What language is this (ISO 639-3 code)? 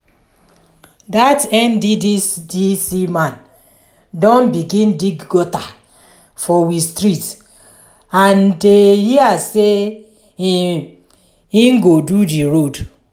pcm